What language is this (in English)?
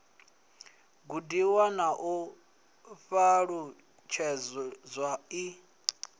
Venda